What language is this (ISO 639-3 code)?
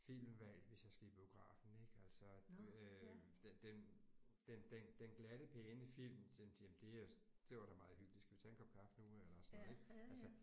dan